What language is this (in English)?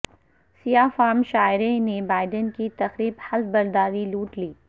Urdu